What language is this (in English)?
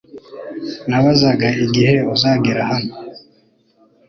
Kinyarwanda